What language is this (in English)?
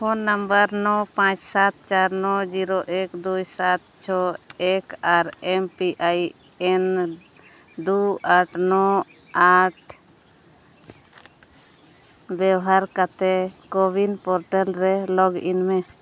Santali